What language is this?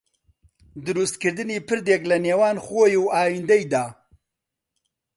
Central Kurdish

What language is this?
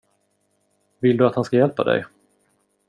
Swedish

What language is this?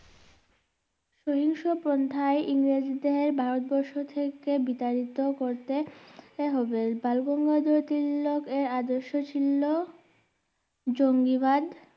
Bangla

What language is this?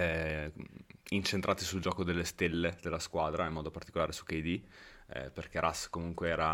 Italian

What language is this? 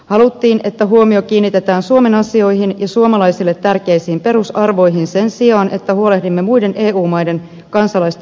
Finnish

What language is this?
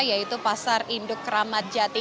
Indonesian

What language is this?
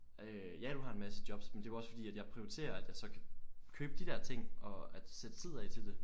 Danish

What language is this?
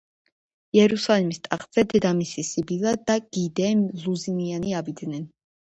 Georgian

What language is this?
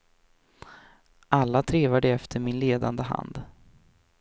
Swedish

